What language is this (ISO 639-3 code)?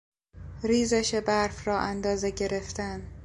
fas